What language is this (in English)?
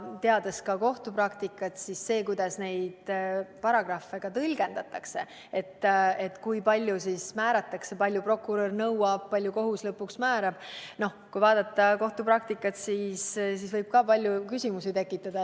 Estonian